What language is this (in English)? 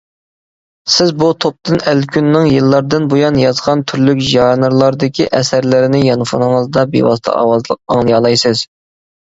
Uyghur